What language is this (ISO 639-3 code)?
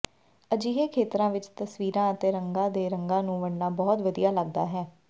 pan